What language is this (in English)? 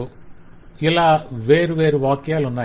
Telugu